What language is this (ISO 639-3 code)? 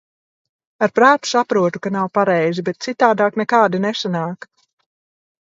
lav